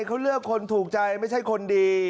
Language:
Thai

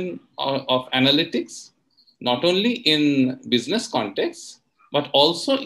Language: English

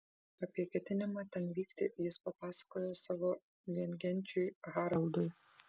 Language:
Lithuanian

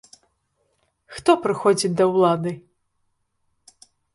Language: Belarusian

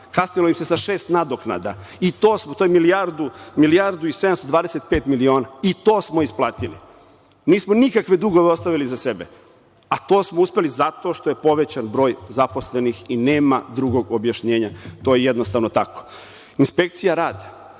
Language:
Serbian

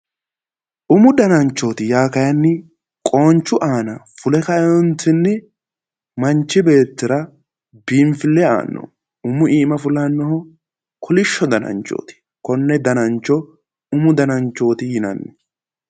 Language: Sidamo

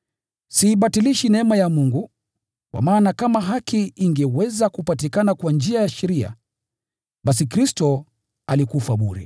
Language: Swahili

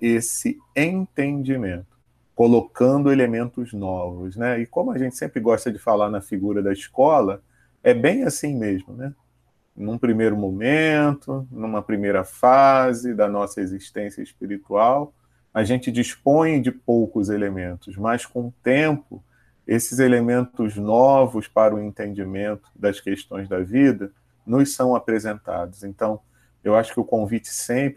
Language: Portuguese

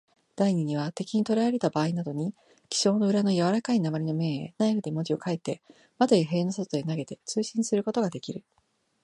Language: Japanese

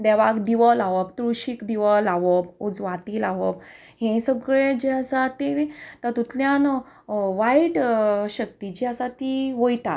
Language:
Konkani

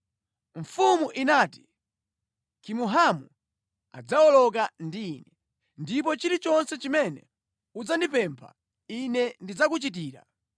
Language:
Nyanja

